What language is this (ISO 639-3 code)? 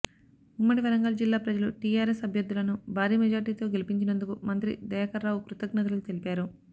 tel